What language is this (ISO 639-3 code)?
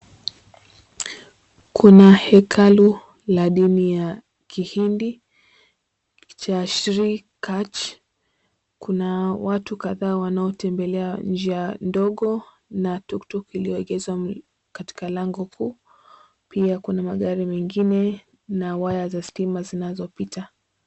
swa